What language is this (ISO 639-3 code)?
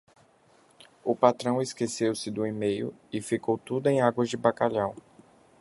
por